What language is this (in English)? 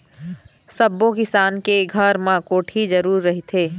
Chhattisgarhi